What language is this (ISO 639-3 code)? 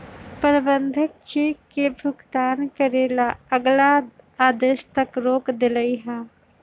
mag